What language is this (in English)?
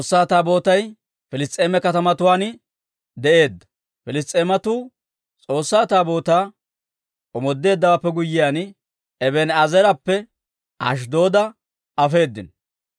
Dawro